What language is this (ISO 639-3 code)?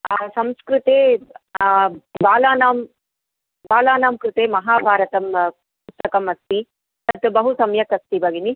san